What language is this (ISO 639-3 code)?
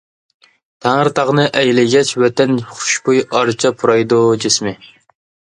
uig